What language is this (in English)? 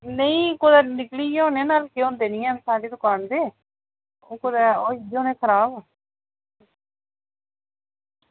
Dogri